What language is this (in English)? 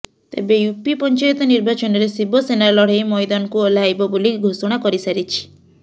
Odia